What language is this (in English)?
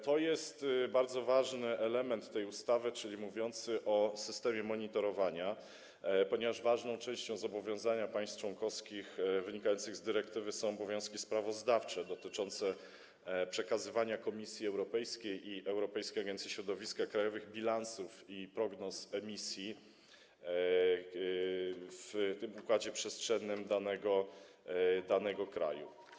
Polish